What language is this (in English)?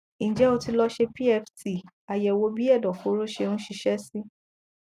Yoruba